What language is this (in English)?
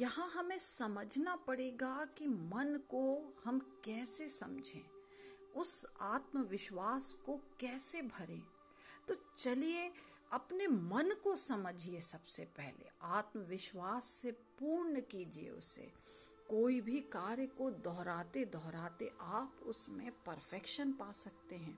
Hindi